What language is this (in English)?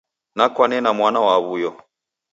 Taita